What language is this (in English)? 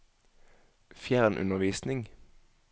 Norwegian